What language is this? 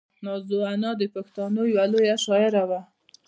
Pashto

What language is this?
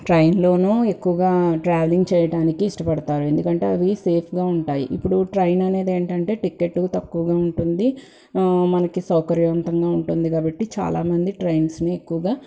Telugu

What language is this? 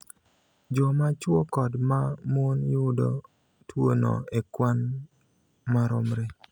Luo (Kenya and Tanzania)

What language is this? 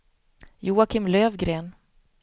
Swedish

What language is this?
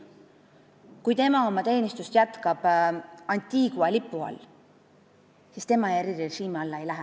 Estonian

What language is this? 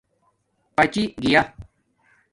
Domaaki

